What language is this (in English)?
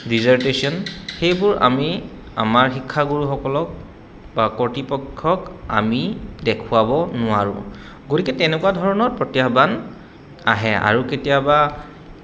Assamese